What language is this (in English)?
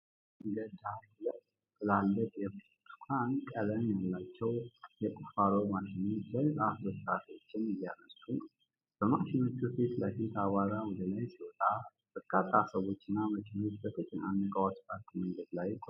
Amharic